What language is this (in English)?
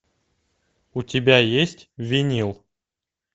Russian